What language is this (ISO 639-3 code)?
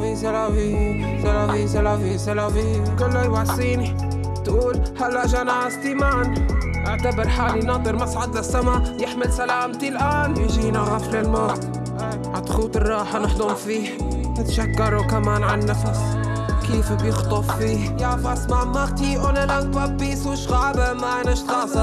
ara